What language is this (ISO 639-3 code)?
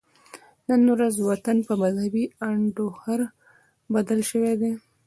pus